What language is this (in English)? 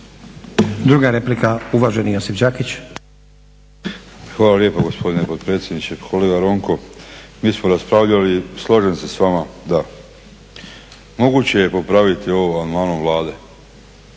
Croatian